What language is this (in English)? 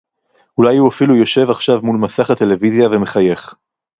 Hebrew